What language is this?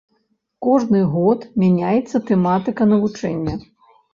Belarusian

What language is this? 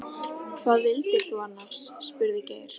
Icelandic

